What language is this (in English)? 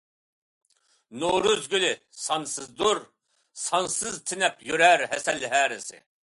Uyghur